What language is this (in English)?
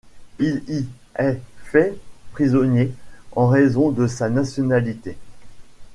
French